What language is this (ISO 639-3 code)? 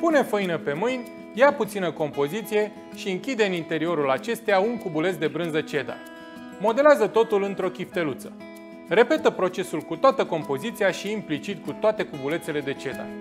ron